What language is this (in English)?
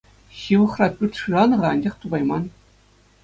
Chuvash